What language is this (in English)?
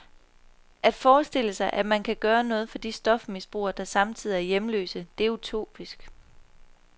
Danish